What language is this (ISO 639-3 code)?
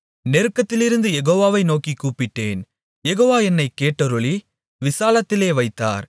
tam